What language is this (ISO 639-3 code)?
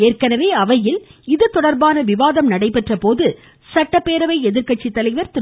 tam